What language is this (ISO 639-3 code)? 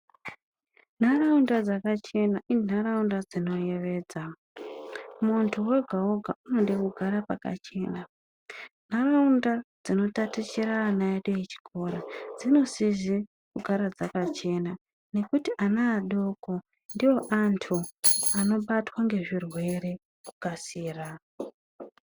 ndc